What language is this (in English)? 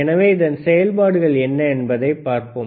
Tamil